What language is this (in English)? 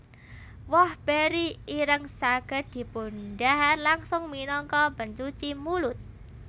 Javanese